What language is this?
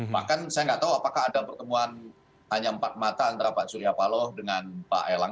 Indonesian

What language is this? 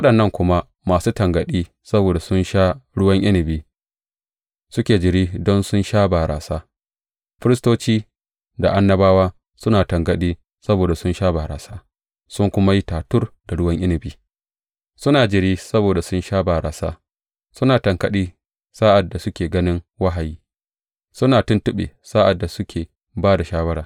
Hausa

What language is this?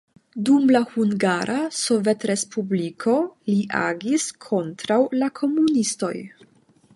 Esperanto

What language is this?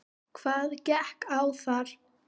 Icelandic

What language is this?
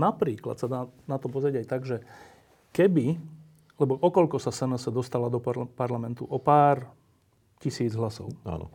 Slovak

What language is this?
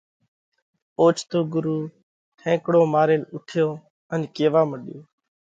Parkari Koli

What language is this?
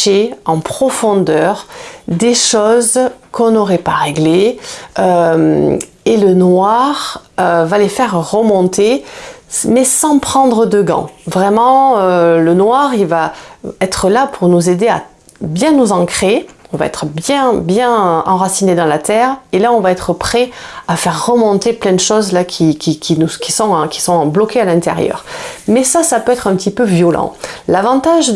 French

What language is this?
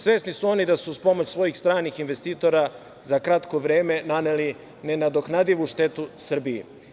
Serbian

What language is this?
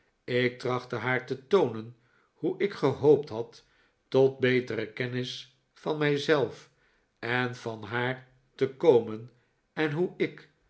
Dutch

